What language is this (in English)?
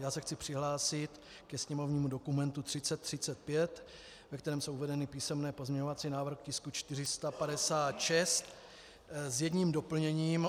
Czech